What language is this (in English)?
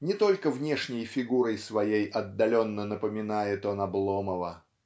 Russian